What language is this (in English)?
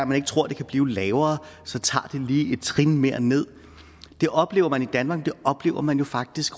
Danish